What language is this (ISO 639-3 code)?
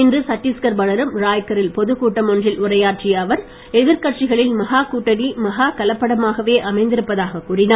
tam